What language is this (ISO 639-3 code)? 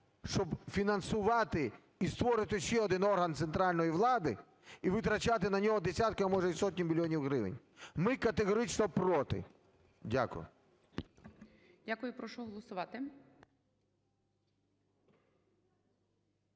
ukr